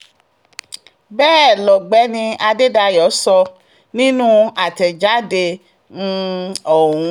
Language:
Yoruba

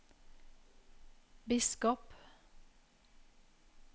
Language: Norwegian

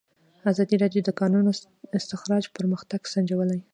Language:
Pashto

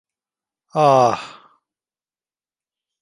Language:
Turkish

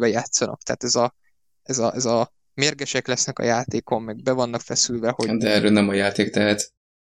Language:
Hungarian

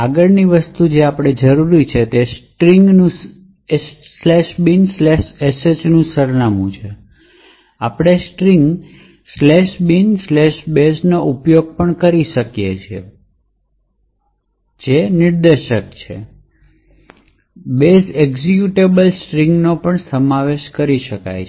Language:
Gujarati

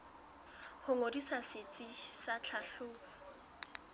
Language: Southern Sotho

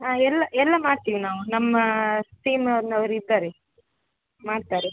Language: Kannada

